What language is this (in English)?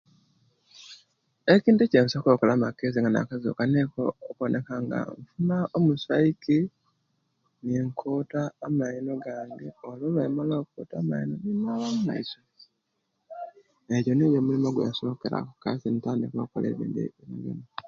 Kenyi